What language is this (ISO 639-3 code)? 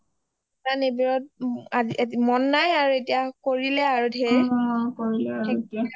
asm